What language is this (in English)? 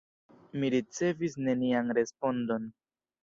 Esperanto